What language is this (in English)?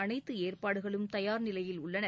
Tamil